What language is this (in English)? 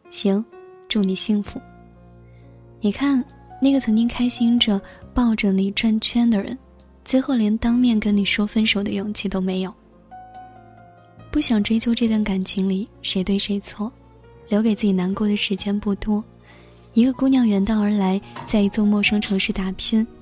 Chinese